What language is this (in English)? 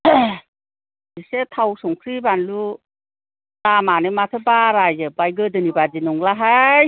Bodo